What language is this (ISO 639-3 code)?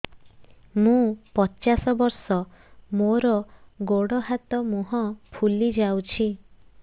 ori